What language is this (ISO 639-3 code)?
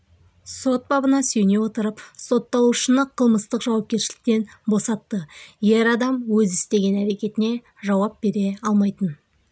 kaz